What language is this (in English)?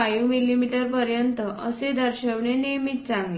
Marathi